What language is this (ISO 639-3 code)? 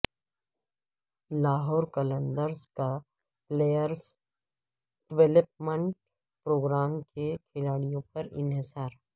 urd